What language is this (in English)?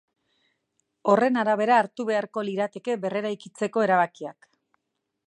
Basque